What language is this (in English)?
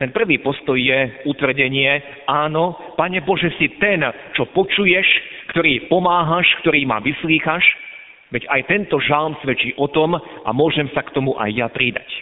Slovak